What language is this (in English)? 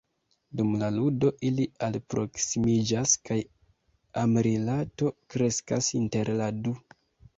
Esperanto